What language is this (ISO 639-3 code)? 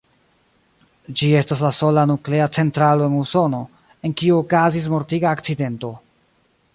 epo